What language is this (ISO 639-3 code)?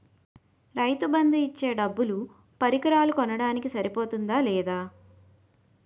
tel